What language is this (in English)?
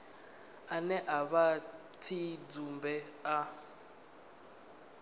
Venda